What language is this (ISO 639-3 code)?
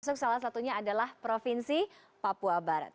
ind